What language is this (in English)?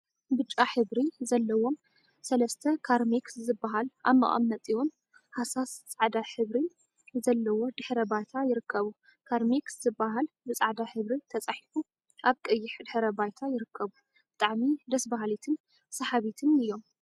Tigrinya